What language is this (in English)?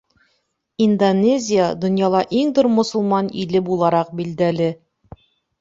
Bashkir